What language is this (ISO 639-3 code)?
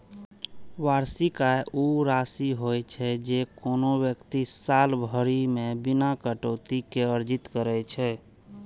mai